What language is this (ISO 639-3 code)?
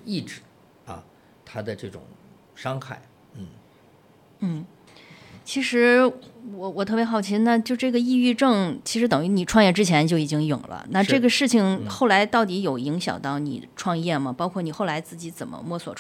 zho